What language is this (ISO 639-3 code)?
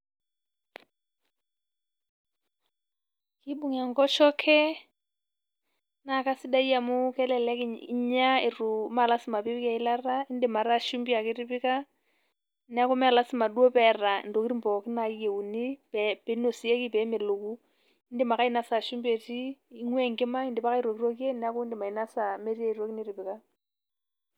mas